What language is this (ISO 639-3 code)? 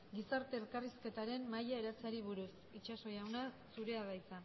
eus